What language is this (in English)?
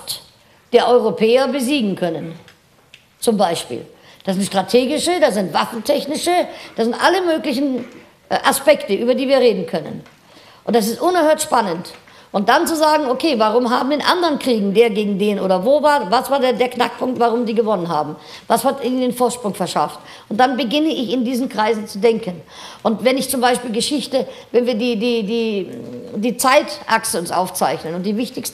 German